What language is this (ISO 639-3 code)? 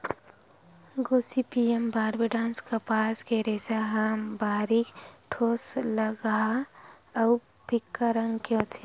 hne